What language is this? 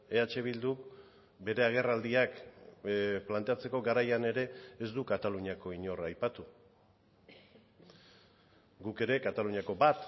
Basque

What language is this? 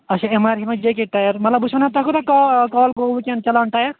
Kashmiri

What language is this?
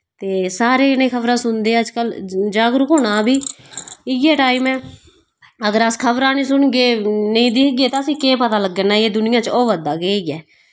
Dogri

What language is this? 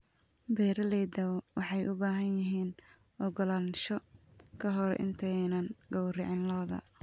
Somali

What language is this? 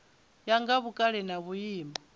Venda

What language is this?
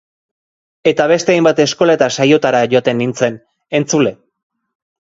Basque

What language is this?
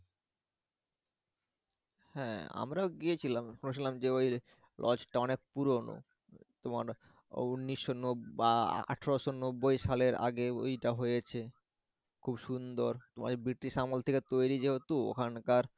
Bangla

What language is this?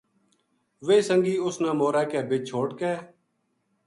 Gujari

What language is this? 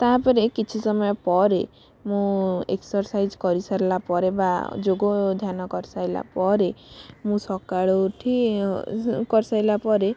Odia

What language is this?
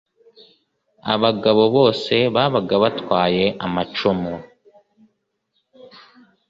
Kinyarwanda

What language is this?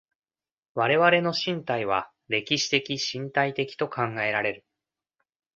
Japanese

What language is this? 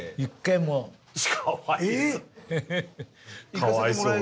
Japanese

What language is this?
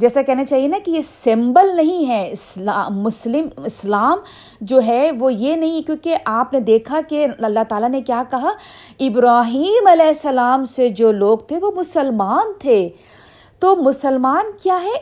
Urdu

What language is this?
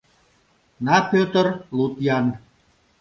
Mari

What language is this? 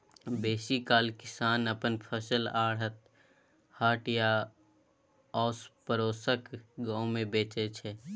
Maithili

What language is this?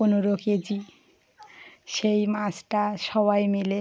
Bangla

